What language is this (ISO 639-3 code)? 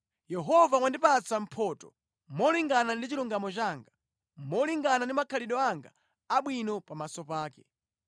nya